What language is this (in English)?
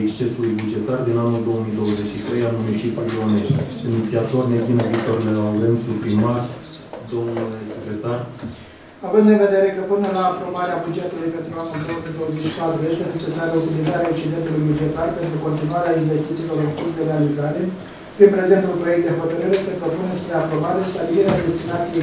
Romanian